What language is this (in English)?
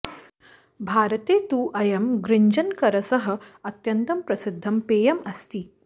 Sanskrit